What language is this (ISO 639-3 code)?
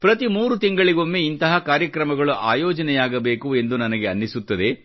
kan